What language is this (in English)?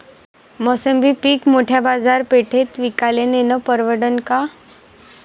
Marathi